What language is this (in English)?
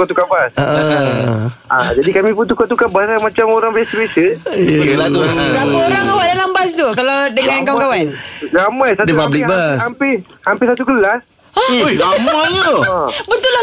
Malay